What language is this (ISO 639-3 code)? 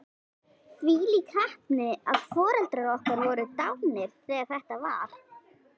isl